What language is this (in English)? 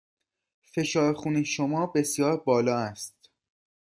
Persian